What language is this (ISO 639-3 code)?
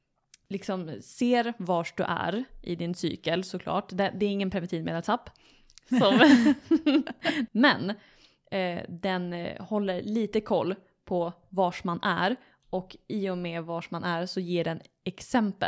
swe